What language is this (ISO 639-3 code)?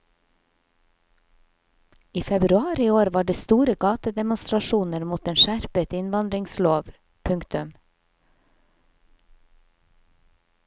nor